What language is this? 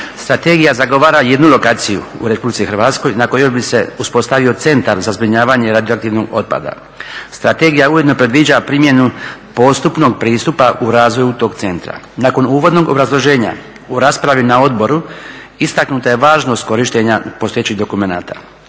Croatian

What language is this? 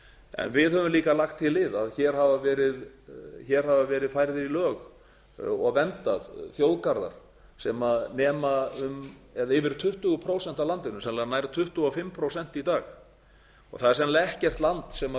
Icelandic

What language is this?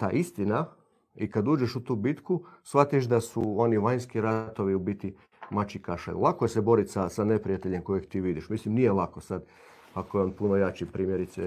Croatian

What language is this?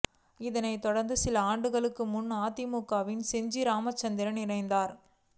Tamil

